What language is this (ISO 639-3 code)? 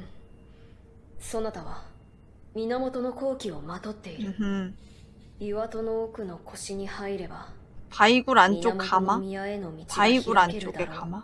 kor